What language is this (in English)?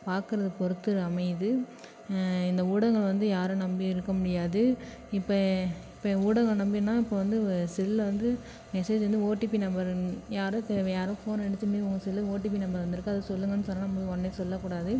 Tamil